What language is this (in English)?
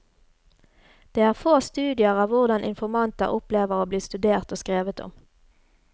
Norwegian